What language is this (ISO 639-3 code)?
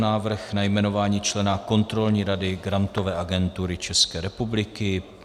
ces